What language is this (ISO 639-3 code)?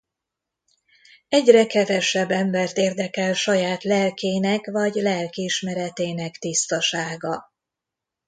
hun